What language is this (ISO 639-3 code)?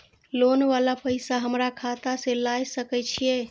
mai